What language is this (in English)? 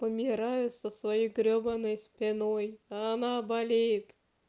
Russian